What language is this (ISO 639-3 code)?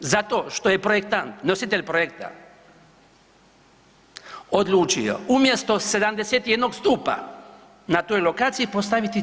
hrv